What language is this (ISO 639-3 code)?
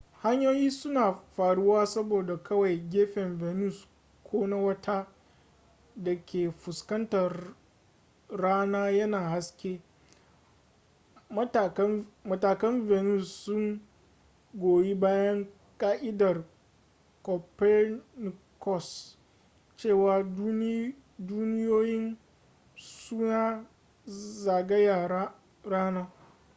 hau